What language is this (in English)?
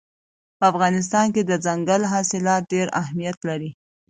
Pashto